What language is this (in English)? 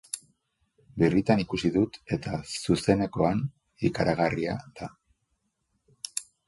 Basque